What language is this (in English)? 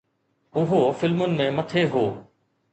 Sindhi